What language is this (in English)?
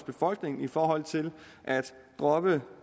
Danish